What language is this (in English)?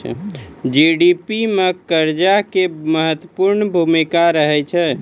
Maithili